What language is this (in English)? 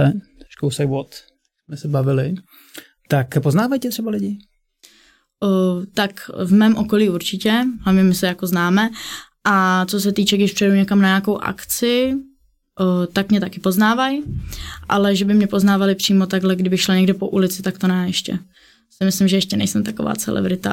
Czech